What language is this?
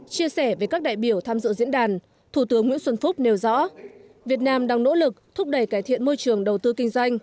Vietnamese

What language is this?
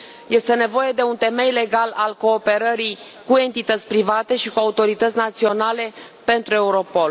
Romanian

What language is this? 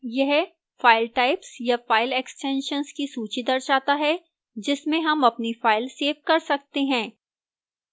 Hindi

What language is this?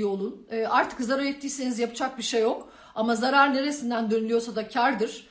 Turkish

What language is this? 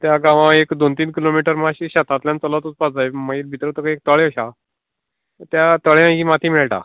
Konkani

